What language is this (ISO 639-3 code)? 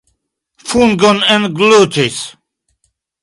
epo